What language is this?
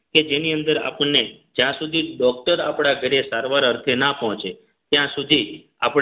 Gujarati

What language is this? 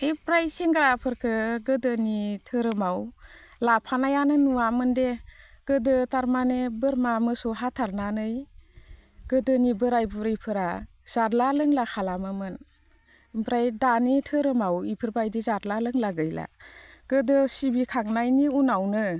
Bodo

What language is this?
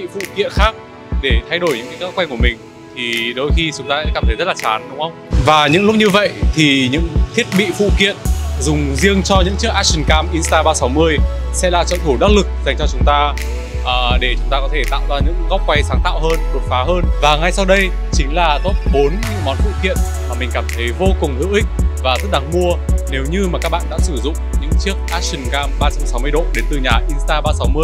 Vietnamese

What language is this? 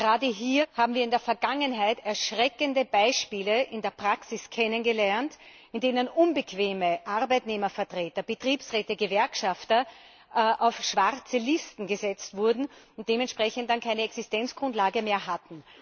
German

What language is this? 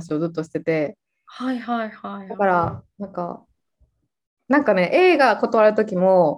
Japanese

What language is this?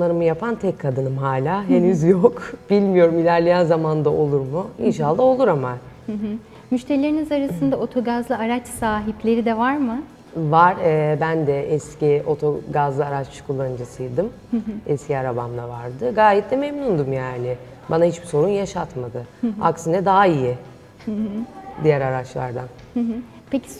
Turkish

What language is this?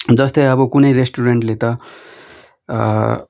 Nepali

